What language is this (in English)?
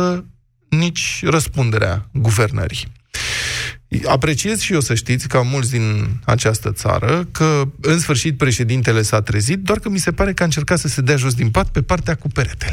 Romanian